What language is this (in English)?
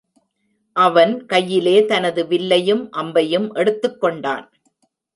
Tamil